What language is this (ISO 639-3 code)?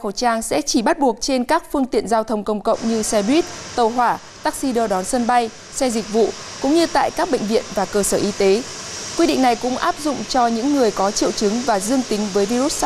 vie